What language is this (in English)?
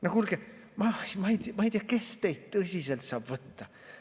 Estonian